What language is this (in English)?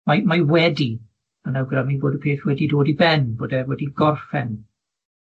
Welsh